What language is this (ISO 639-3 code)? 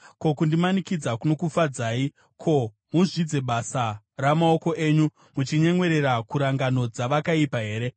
sna